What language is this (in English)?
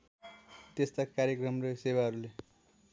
Nepali